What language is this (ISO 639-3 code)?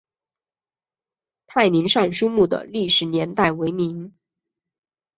zho